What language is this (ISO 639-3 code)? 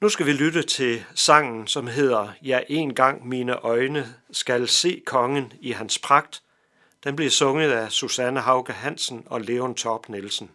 dan